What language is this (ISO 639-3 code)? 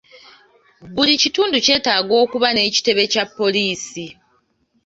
lug